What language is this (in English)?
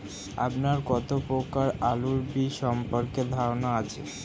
Bangla